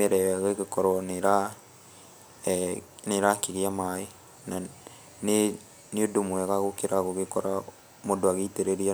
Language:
Kikuyu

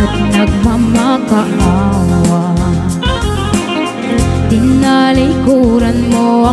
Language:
Vietnamese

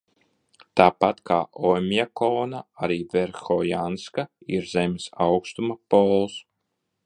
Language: Latvian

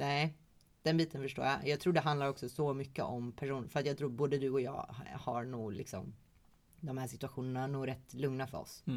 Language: Swedish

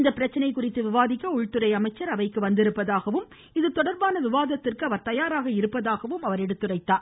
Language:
Tamil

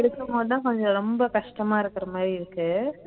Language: Tamil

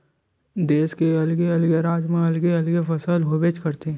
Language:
Chhattisgarhi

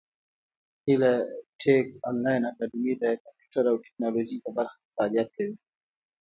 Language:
Pashto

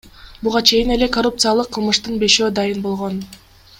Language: Kyrgyz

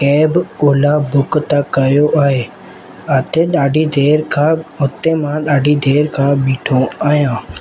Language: Sindhi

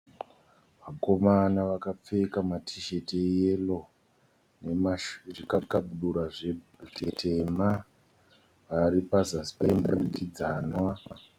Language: Shona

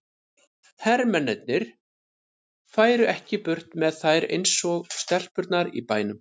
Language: Icelandic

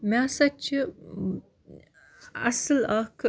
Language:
Kashmiri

